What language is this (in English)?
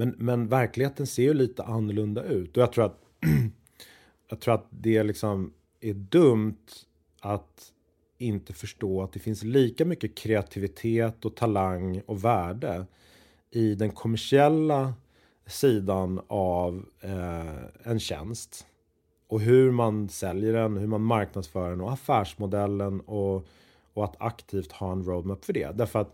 Swedish